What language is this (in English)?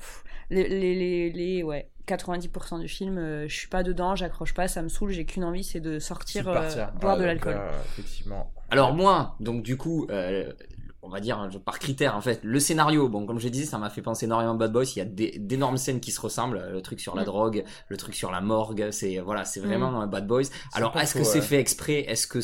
French